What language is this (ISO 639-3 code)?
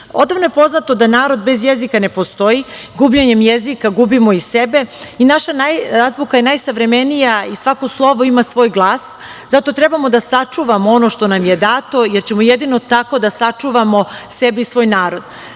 srp